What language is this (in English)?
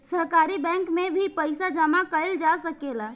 Bhojpuri